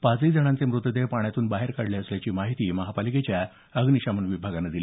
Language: Marathi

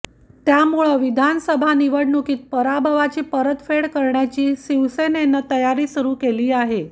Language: Marathi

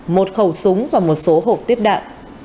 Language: Vietnamese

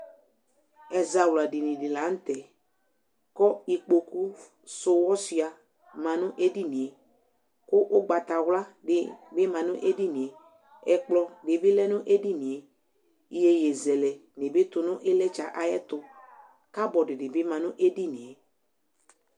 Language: Ikposo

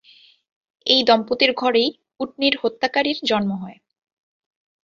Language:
Bangla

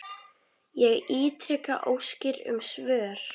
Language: Icelandic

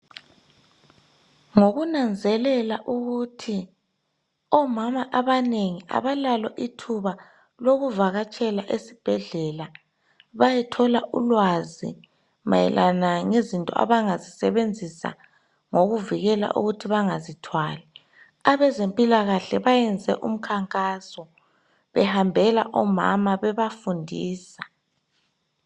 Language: North Ndebele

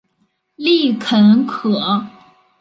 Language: Chinese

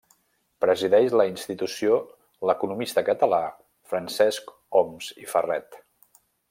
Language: Catalan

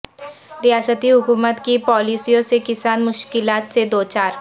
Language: Urdu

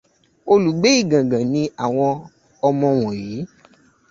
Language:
Yoruba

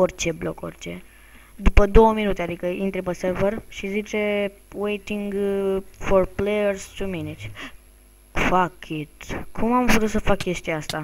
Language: Romanian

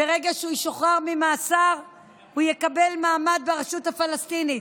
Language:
Hebrew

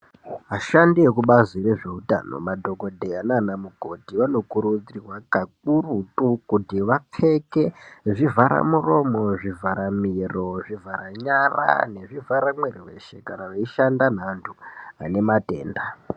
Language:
Ndau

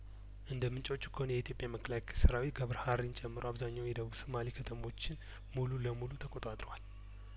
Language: Amharic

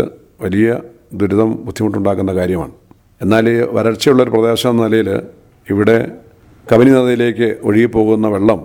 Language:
Malayalam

